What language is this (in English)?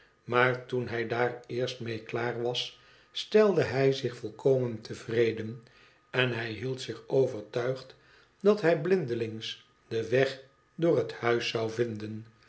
Dutch